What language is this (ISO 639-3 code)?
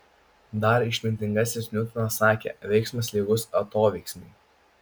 lit